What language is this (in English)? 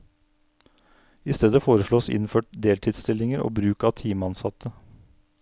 Norwegian